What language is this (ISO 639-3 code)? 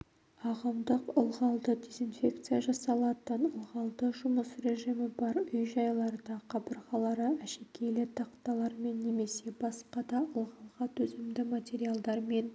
kaz